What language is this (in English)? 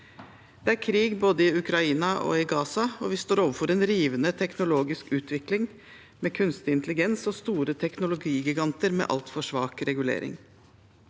Norwegian